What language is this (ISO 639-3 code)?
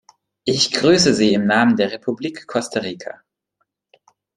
deu